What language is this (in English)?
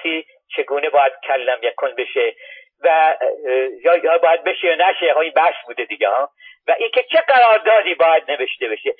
Persian